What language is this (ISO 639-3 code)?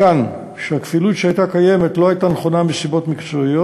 heb